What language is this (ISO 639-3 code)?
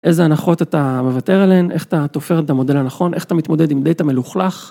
heb